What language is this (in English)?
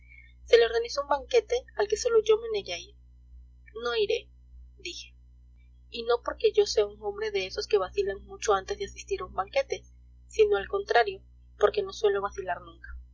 Spanish